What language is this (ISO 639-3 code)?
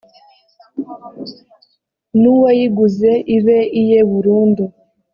kin